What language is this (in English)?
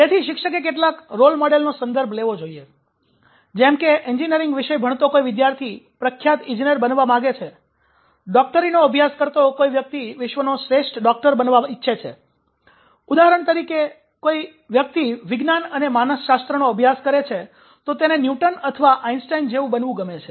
Gujarati